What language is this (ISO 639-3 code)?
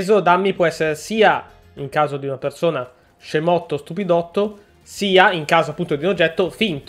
ita